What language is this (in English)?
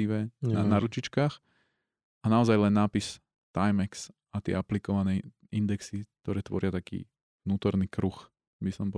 Slovak